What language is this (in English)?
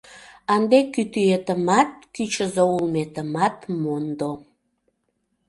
Mari